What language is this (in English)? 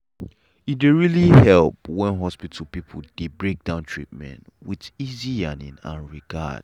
Nigerian Pidgin